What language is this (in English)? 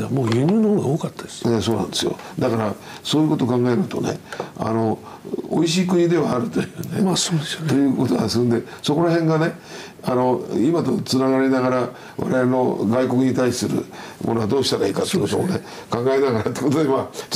Japanese